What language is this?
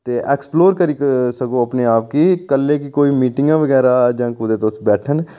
Dogri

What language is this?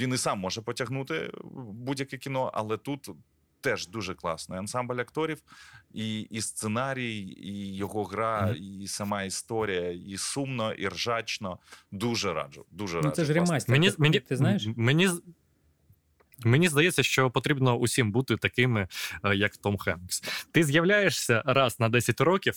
Ukrainian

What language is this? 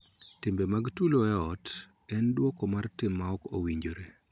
Luo (Kenya and Tanzania)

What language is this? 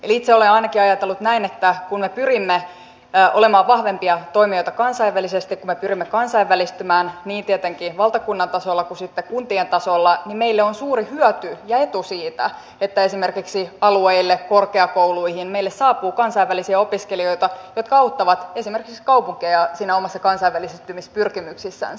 Finnish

